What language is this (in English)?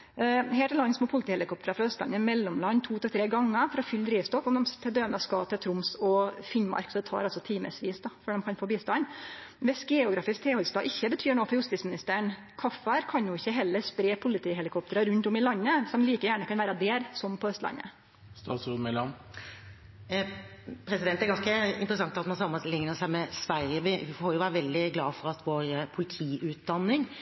Norwegian